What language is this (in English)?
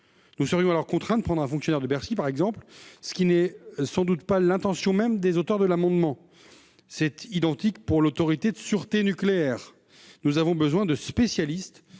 French